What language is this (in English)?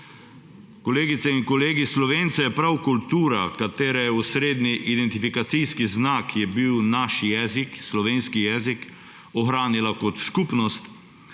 Slovenian